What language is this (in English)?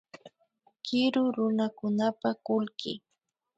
Imbabura Highland Quichua